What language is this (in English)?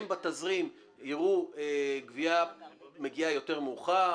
Hebrew